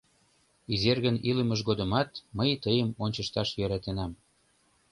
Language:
Mari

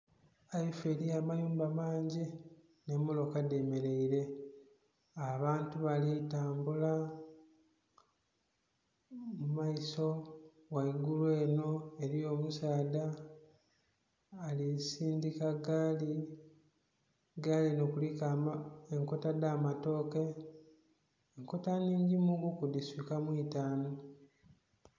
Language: Soga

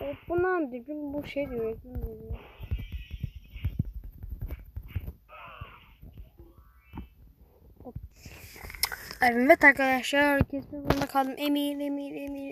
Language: Turkish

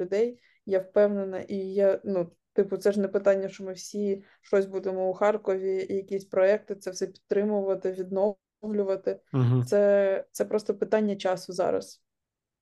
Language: Ukrainian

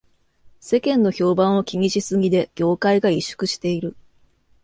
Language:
Japanese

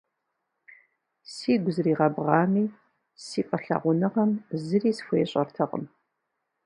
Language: Kabardian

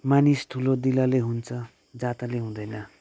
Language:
Nepali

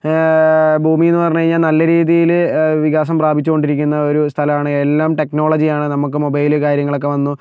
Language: Malayalam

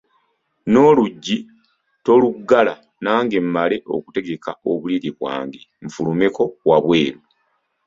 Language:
Ganda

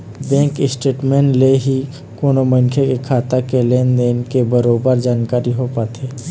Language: Chhattisgarhi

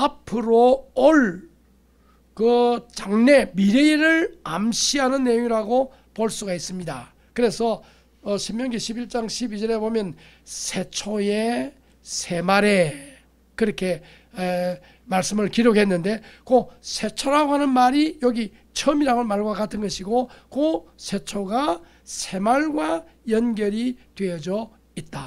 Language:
Korean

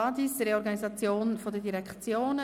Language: Swiss German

